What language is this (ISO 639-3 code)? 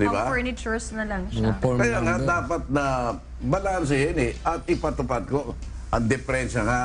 fil